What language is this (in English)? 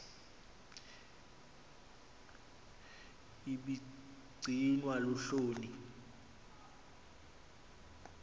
Xhosa